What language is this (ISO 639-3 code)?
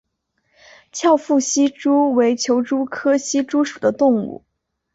zho